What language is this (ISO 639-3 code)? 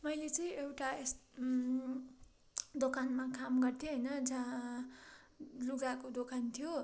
nep